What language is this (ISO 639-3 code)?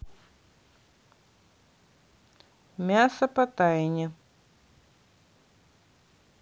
rus